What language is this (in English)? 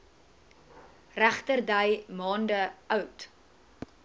Afrikaans